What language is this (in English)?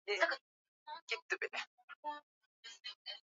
Swahili